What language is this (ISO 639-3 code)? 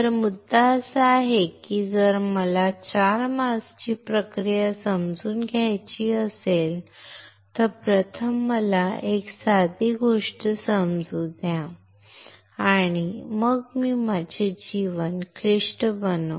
mar